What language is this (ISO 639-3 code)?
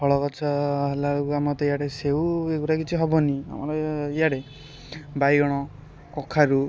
ori